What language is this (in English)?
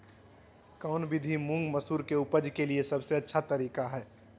Magahi